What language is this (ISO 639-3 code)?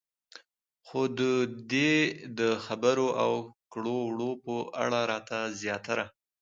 pus